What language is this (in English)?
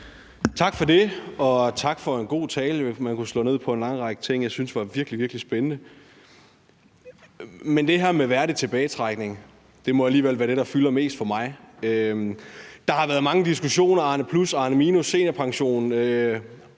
Danish